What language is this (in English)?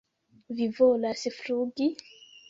Esperanto